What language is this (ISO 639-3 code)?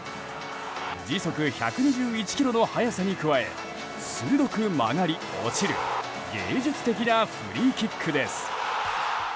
jpn